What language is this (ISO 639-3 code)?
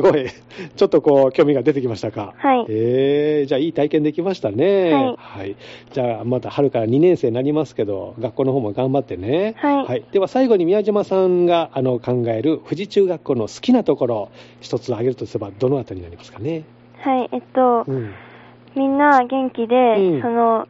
jpn